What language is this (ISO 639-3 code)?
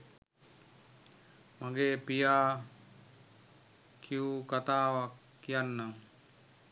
sin